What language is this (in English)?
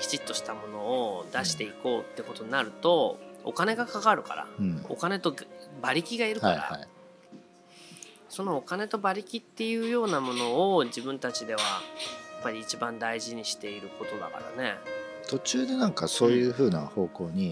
Japanese